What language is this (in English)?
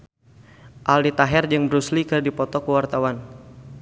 Sundanese